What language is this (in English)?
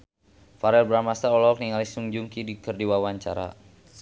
Sundanese